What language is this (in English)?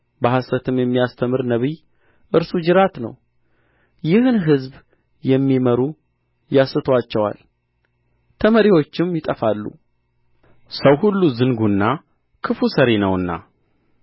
Amharic